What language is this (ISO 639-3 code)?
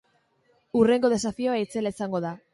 eus